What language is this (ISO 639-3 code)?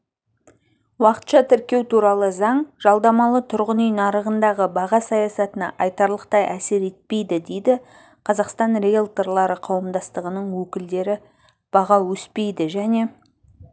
kaz